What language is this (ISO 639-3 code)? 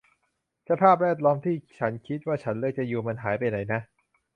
tha